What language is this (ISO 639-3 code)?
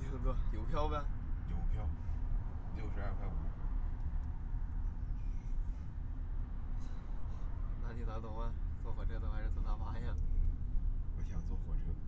zho